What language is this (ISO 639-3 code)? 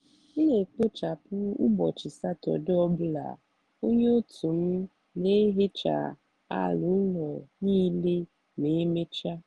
ibo